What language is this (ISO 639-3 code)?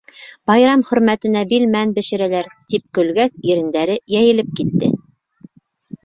bak